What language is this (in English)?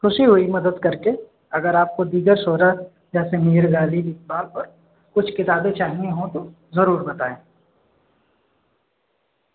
Urdu